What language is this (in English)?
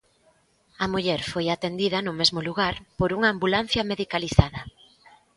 Galician